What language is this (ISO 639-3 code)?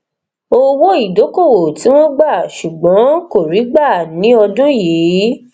yor